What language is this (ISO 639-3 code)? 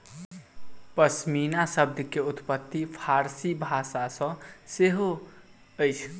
mai